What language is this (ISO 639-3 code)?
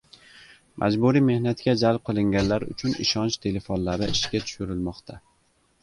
uzb